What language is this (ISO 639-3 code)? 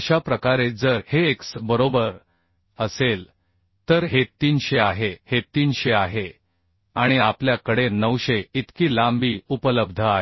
mar